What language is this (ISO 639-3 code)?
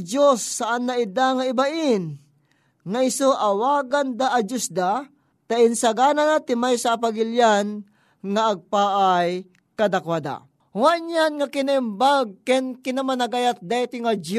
fil